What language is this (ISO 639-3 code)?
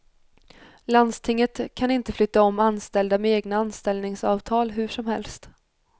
swe